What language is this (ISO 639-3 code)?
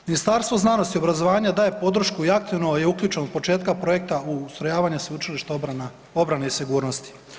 hrv